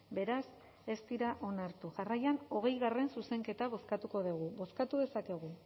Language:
Basque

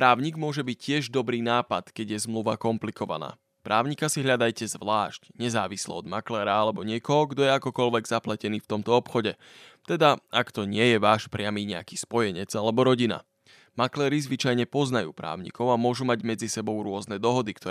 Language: Slovak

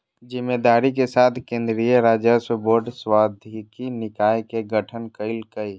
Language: Magahi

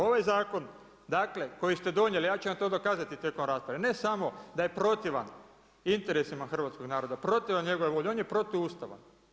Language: Croatian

